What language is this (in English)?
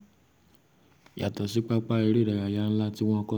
Yoruba